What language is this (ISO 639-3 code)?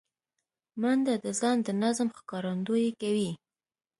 pus